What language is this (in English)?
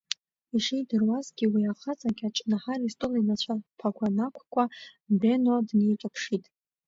Abkhazian